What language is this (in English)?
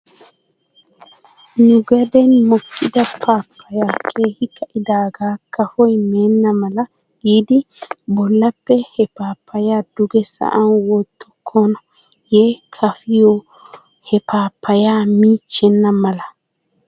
Wolaytta